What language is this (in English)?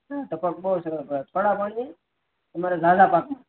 Gujarati